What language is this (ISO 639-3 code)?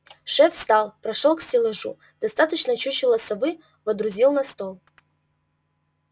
rus